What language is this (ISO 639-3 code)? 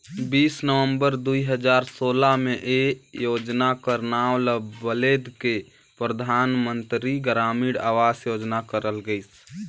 hne